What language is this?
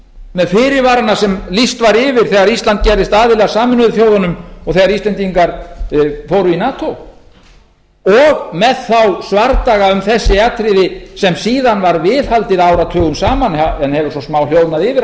Icelandic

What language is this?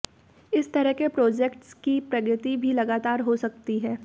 Hindi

